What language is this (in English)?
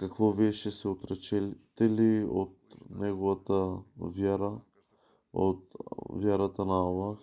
Bulgarian